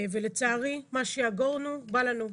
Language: Hebrew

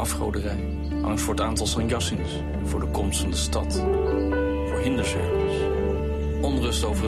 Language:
Dutch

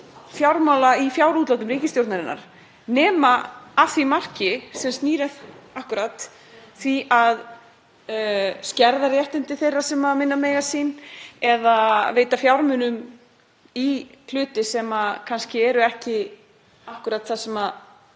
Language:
Icelandic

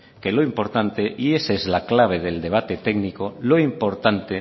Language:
Spanish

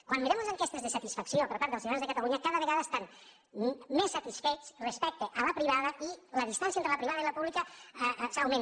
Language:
Catalan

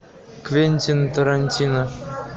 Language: Russian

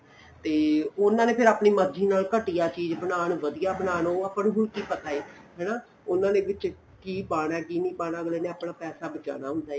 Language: Punjabi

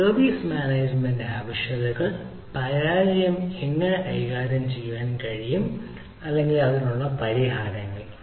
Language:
Malayalam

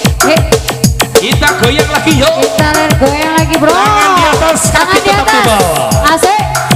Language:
Indonesian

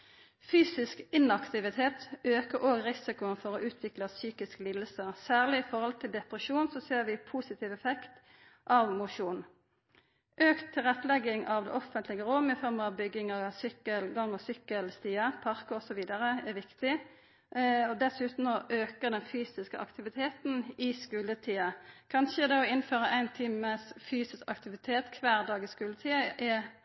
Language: Norwegian Nynorsk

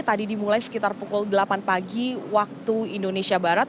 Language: Indonesian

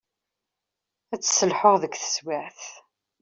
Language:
Kabyle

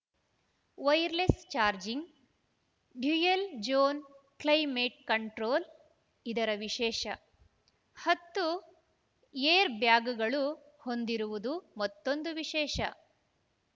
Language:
Kannada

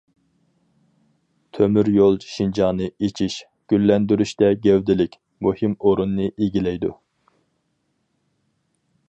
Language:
Uyghur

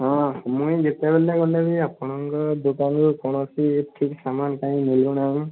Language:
Odia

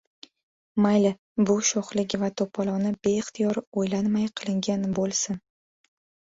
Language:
Uzbek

